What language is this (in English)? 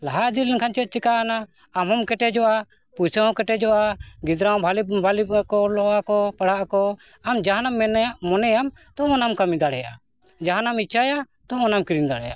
Santali